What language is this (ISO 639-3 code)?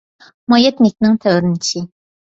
uig